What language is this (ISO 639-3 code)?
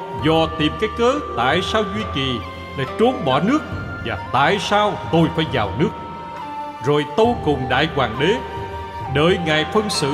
vie